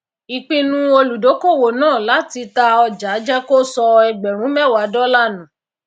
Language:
Yoruba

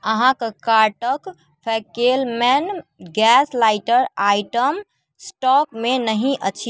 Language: Maithili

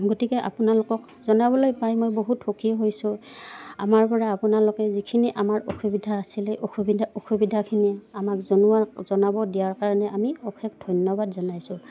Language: Assamese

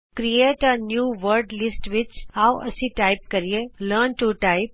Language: Punjabi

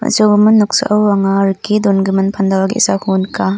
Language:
Garo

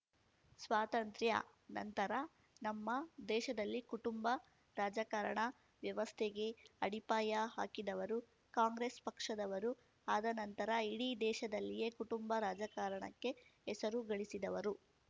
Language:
Kannada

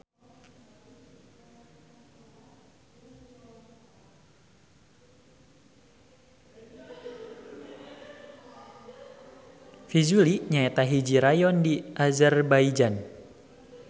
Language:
Sundanese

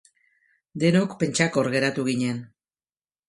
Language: Basque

